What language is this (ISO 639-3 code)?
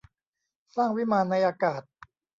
tha